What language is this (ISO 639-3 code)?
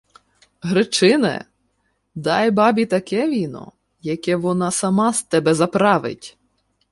ukr